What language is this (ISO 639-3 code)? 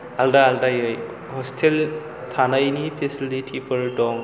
brx